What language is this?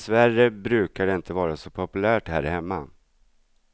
Swedish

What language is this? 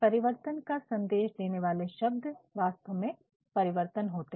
Hindi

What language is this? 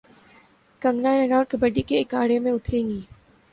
Urdu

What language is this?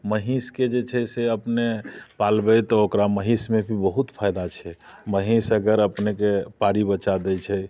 Maithili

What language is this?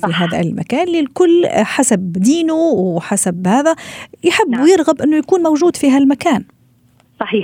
Arabic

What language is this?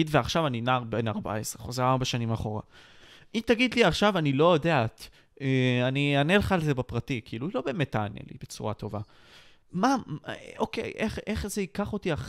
Hebrew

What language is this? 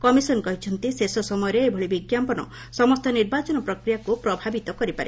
Odia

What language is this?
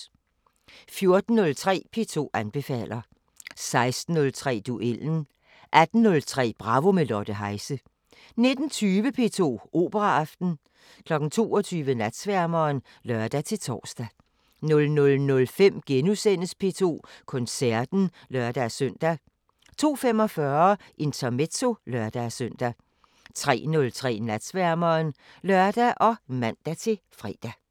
Danish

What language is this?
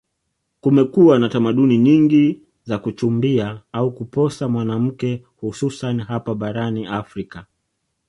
Swahili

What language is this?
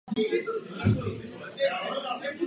Czech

